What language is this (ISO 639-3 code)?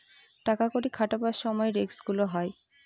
ben